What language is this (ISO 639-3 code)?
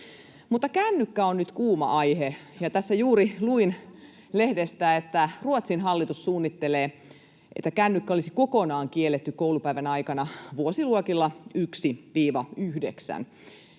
fin